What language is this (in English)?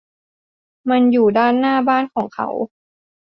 Thai